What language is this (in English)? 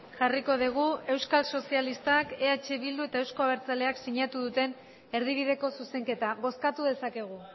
Basque